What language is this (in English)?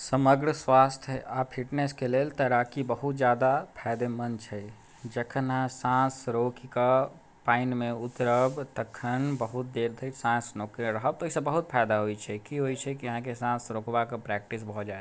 Maithili